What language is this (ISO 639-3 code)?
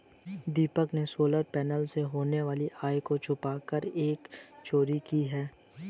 hin